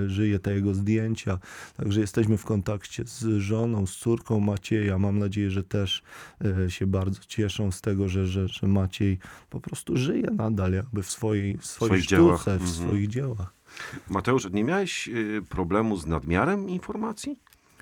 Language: Polish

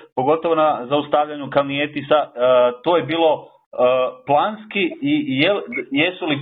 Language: Croatian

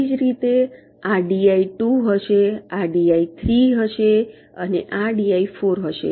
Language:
Gujarati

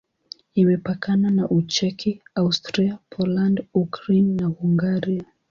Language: Swahili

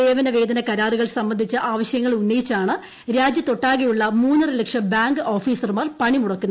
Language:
Malayalam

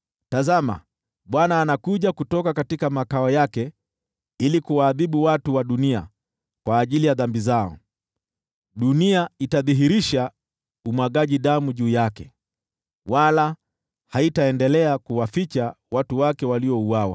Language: Swahili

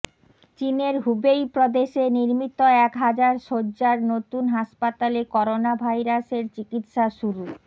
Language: Bangla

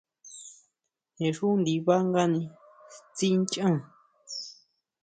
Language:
Huautla Mazatec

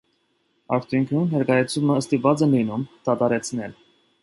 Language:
Armenian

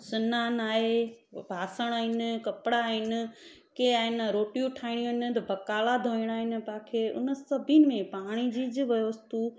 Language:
Sindhi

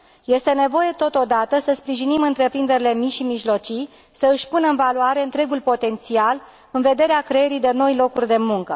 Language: Romanian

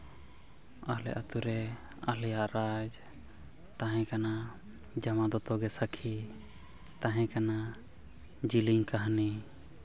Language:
Santali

